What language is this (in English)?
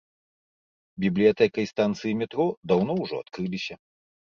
Belarusian